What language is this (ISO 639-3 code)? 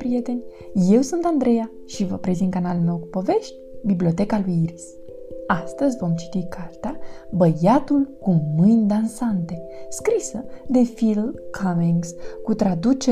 ron